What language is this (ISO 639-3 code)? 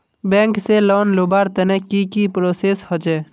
mag